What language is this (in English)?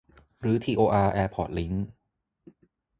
Thai